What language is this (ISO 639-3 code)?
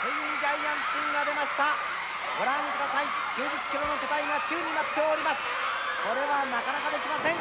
jpn